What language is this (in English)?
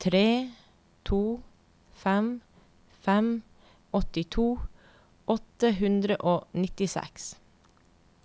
Norwegian